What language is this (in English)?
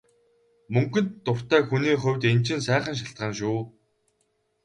Mongolian